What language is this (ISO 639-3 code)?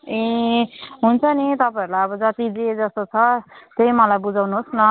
nep